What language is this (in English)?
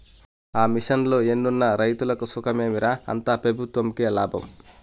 Telugu